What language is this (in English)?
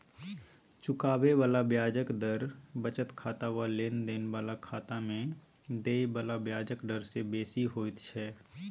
Maithili